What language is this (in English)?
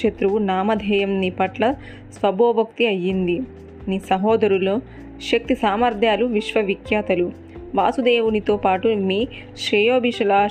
Telugu